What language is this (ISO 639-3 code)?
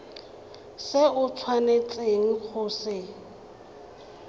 tsn